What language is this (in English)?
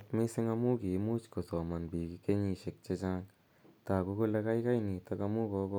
Kalenjin